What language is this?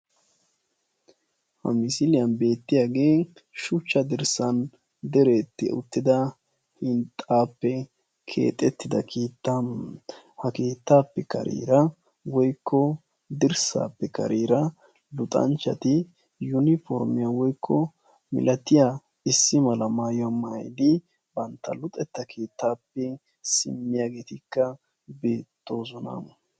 Wolaytta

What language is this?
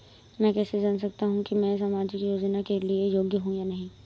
Hindi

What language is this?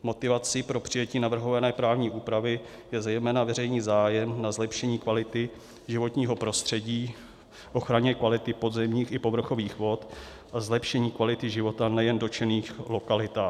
Czech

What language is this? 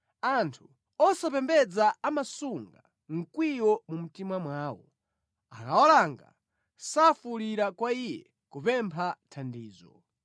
Nyanja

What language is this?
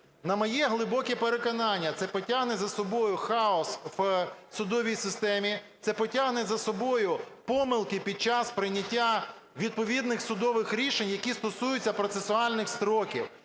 Ukrainian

